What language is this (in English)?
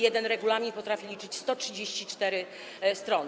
Polish